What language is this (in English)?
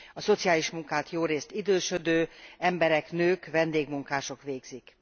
Hungarian